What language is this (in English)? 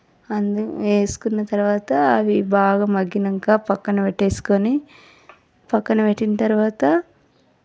Telugu